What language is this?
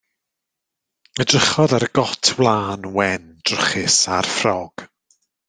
Welsh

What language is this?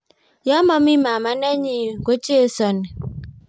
Kalenjin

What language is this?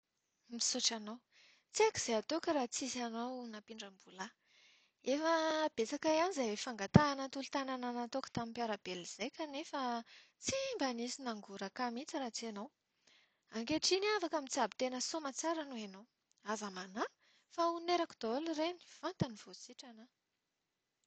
Malagasy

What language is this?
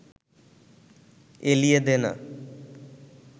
Bangla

